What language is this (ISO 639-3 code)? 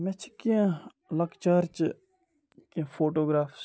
kas